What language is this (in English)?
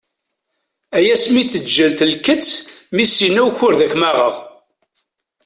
Kabyle